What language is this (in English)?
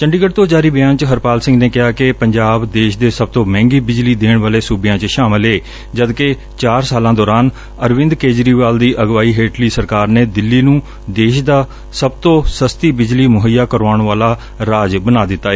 Punjabi